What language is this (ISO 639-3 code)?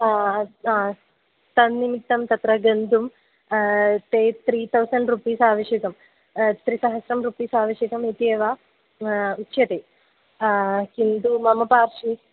san